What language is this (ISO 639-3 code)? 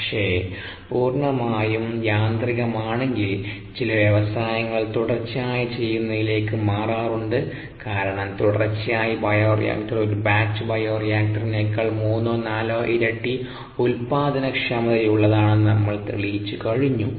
mal